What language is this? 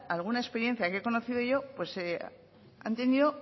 Spanish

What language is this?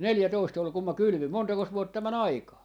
Finnish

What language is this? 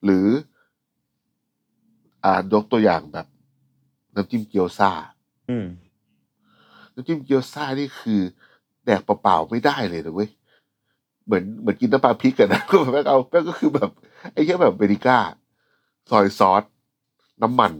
Thai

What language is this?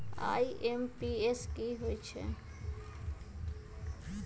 Magahi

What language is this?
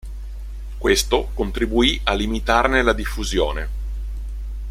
Italian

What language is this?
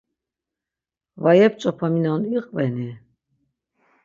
Laz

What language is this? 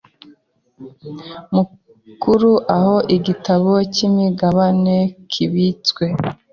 Kinyarwanda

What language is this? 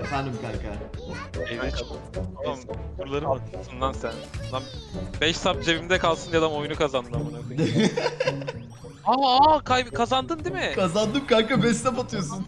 Turkish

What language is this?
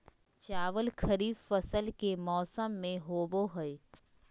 Magahi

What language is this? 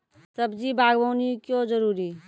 Maithili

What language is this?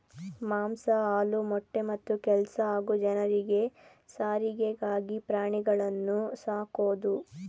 Kannada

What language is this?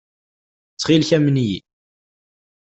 Kabyle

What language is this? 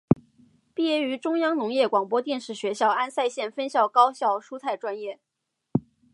Chinese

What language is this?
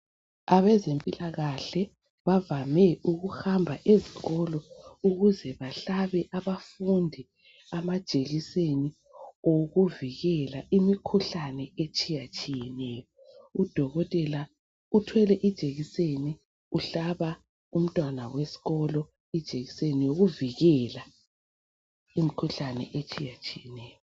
North Ndebele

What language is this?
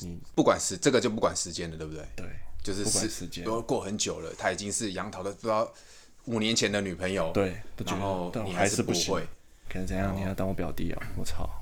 Chinese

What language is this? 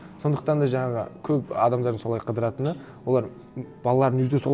Kazakh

